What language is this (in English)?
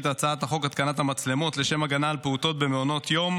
Hebrew